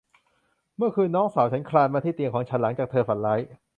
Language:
Thai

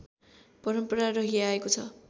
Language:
Nepali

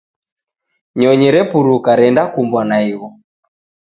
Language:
Taita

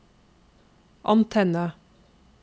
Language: Norwegian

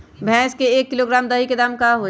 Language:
Magahi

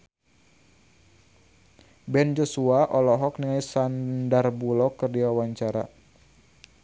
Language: Sundanese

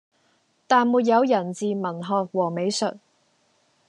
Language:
Cantonese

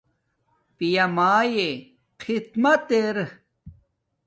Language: Domaaki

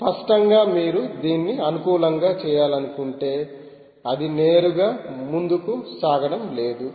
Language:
Telugu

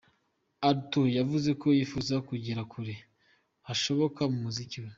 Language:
Kinyarwanda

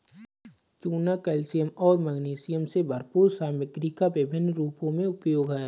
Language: Hindi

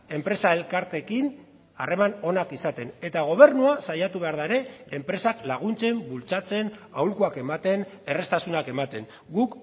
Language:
Basque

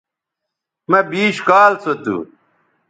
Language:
Bateri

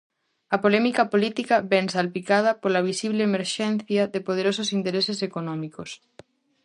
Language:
Galician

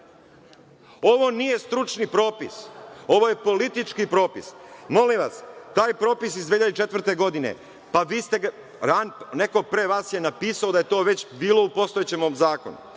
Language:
Serbian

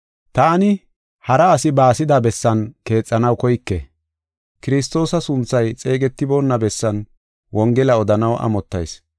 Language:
Gofa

